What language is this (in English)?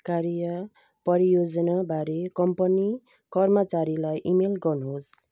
Nepali